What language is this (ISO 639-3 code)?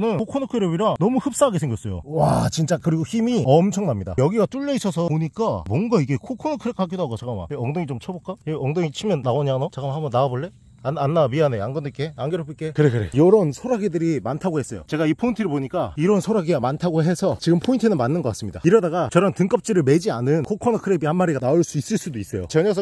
kor